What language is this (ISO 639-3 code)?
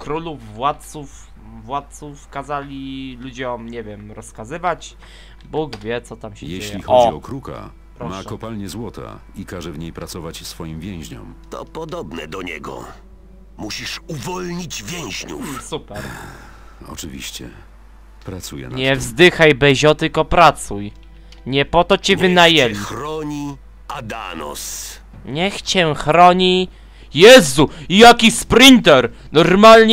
pol